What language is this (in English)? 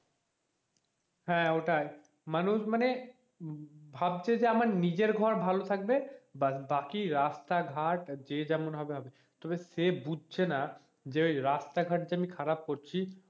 Bangla